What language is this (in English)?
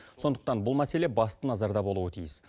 Kazakh